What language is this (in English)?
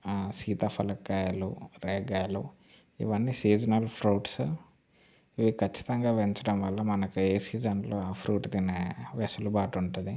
Telugu